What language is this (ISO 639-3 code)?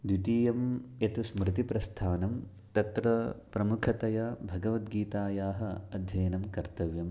san